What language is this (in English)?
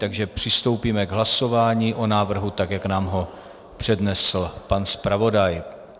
Czech